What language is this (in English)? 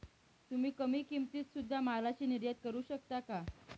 Marathi